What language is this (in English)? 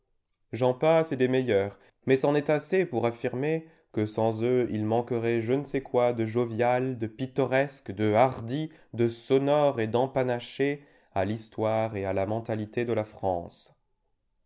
French